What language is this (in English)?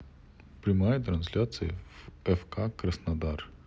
Russian